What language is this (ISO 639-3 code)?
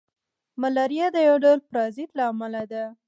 pus